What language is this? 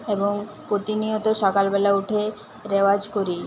Bangla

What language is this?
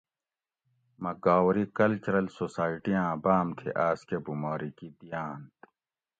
Gawri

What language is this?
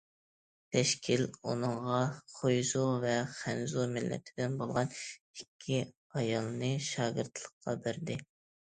Uyghur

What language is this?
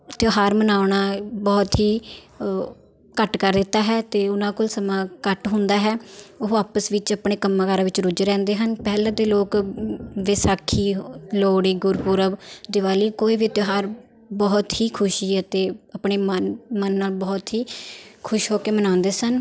Punjabi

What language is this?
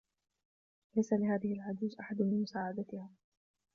Arabic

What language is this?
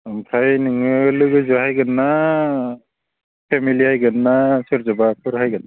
Bodo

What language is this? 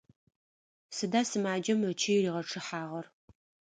Adyghe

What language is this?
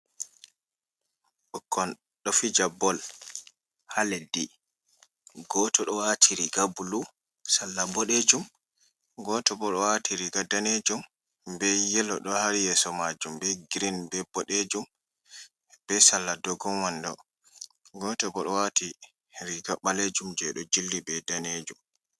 Fula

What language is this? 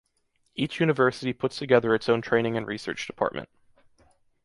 English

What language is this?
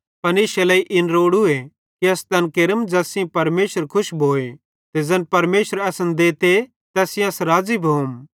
Bhadrawahi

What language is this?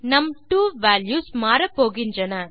Tamil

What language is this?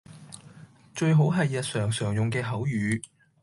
Cantonese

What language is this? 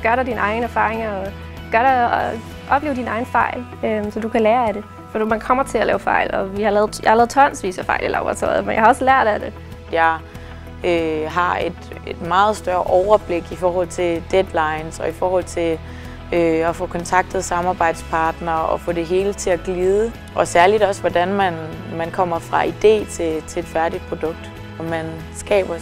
Danish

